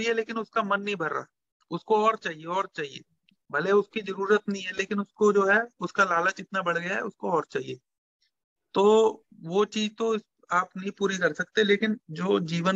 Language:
Hindi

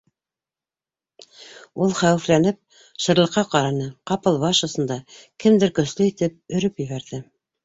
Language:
Bashkir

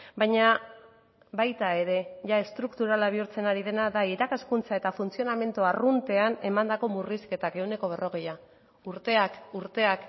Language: Basque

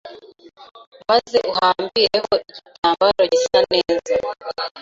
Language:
Kinyarwanda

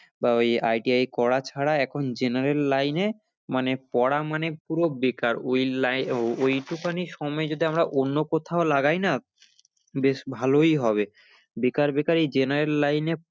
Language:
Bangla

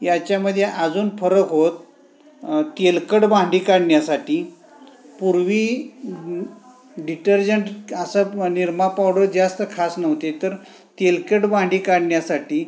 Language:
Marathi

